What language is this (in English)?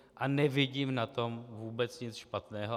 Czech